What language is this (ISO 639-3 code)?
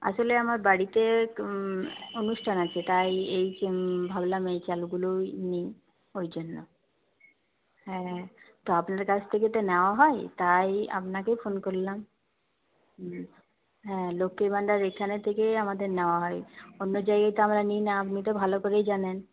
ben